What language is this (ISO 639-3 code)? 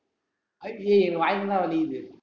tam